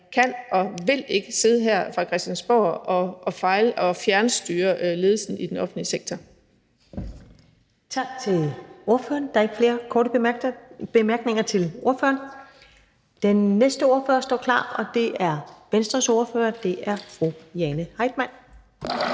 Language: Danish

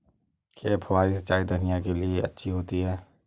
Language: Hindi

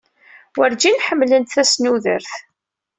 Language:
Kabyle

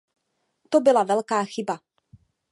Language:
Czech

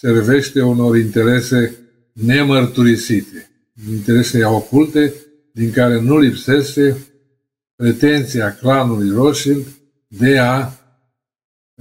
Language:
Romanian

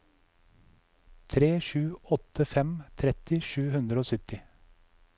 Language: Norwegian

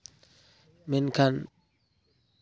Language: Santali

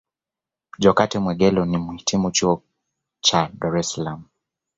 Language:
Swahili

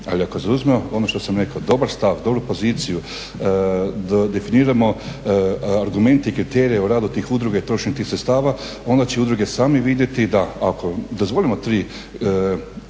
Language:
Croatian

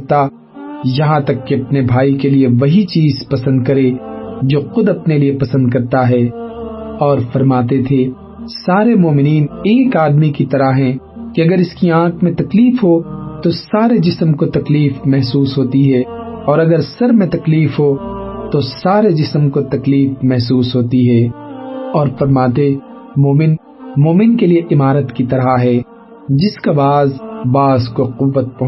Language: Urdu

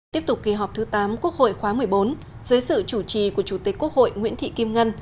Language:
Vietnamese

